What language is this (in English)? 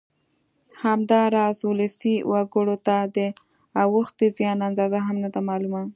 Pashto